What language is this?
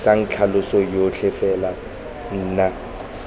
Tswana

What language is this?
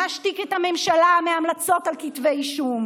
Hebrew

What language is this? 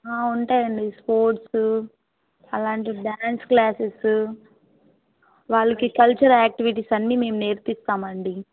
Telugu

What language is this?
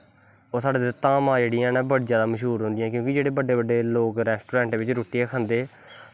Dogri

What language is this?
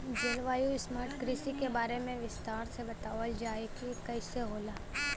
Bhojpuri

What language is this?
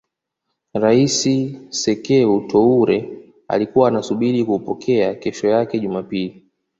Swahili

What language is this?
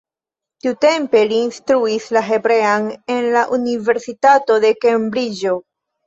Esperanto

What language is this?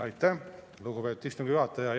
Estonian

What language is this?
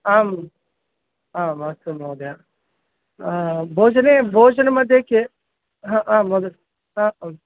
Sanskrit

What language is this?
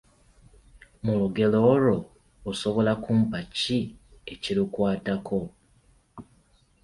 Ganda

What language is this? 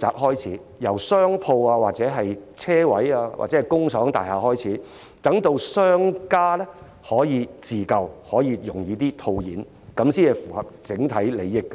Cantonese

